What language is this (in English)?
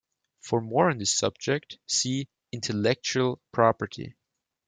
English